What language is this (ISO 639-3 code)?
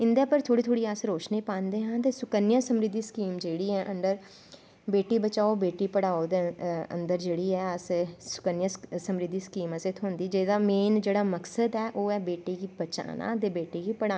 doi